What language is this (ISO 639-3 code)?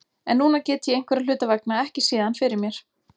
isl